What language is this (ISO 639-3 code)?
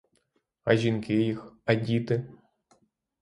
ukr